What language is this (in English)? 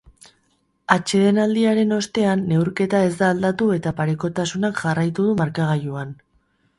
Basque